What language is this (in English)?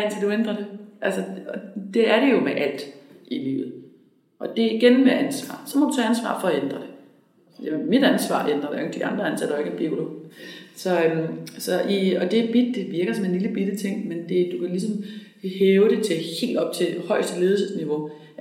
Danish